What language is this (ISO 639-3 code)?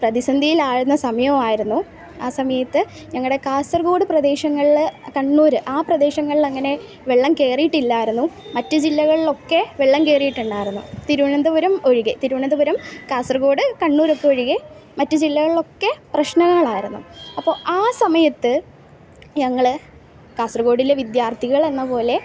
mal